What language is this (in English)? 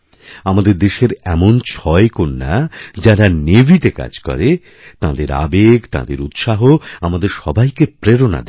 Bangla